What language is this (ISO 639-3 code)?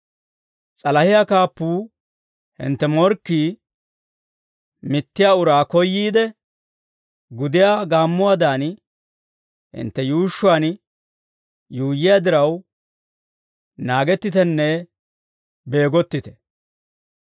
dwr